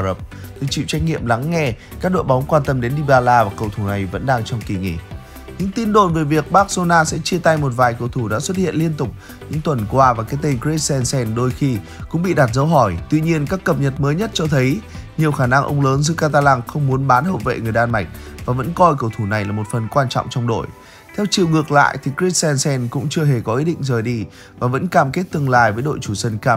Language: Vietnamese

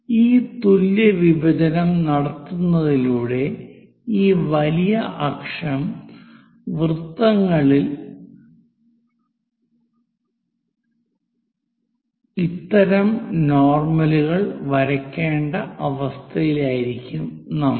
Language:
Malayalam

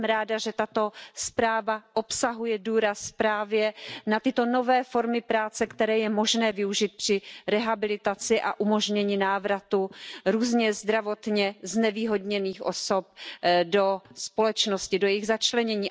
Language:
Czech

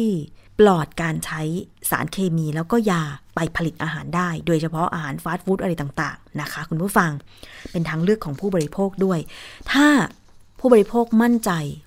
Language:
Thai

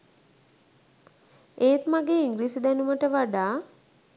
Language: Sinhala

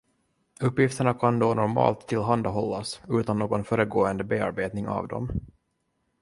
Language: Swedish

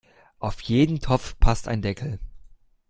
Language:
German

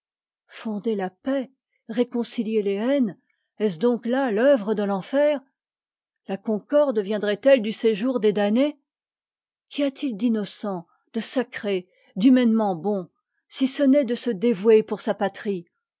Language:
French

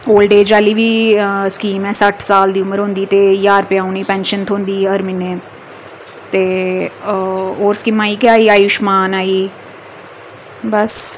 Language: Dogri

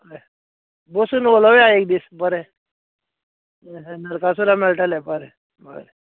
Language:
Konkani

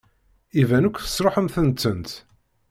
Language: Kabyle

